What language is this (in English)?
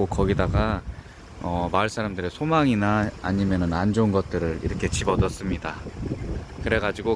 Korean